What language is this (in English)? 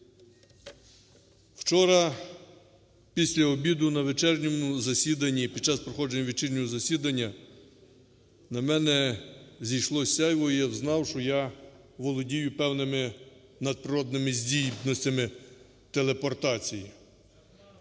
Ukrainian